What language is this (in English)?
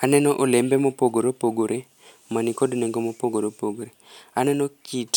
Luo (Kenya and Tanzania)